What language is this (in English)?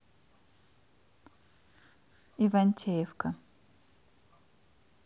Russian